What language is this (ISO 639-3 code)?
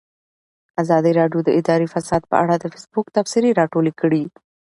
pus